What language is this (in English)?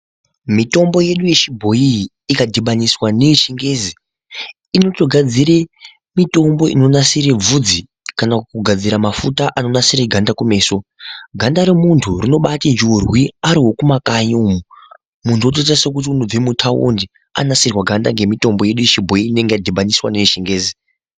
Ndau